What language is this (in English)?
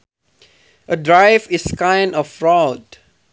Sundanese